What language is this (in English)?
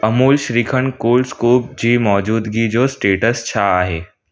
Sindhi